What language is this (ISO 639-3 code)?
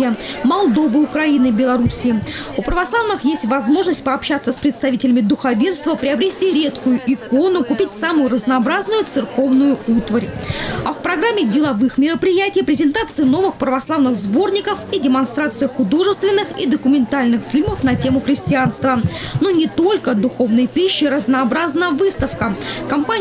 rus